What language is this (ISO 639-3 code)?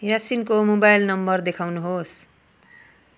nep